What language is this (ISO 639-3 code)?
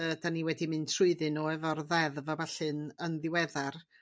cym